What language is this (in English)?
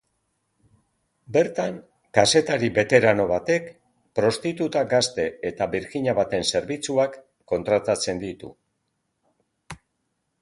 Basque